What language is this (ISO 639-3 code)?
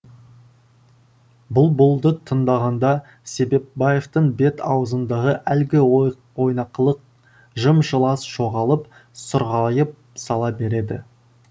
kaz